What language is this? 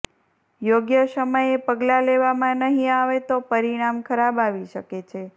Gujarati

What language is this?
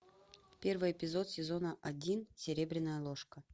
Russian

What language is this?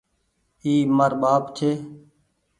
Goaria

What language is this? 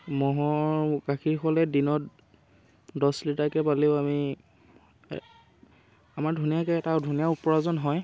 Assamese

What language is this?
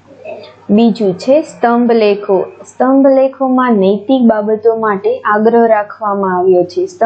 Gujarati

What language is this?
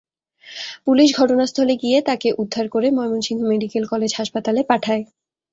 Bangla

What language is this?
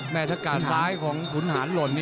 Thai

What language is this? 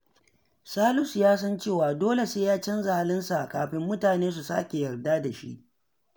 Hausa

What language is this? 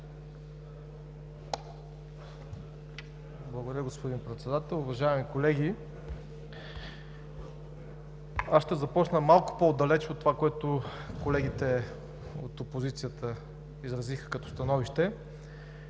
Bulgarian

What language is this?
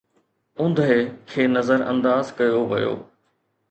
Sindhi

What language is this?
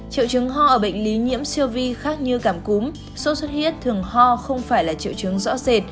Vietnamese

